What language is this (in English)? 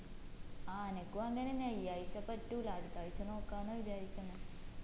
Malayalam